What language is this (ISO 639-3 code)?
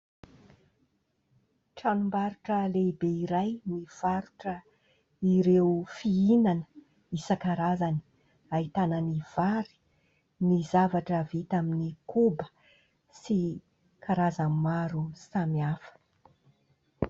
mlg